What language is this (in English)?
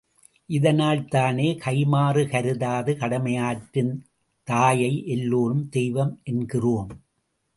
Tamil